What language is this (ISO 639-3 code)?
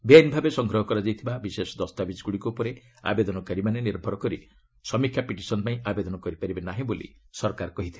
ori